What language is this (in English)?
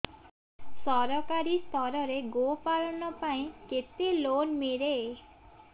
Odia